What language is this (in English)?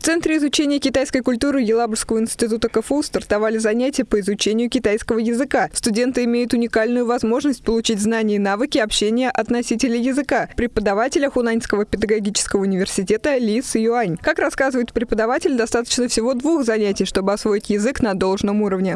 Russian